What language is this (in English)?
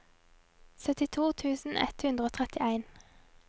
Norwegian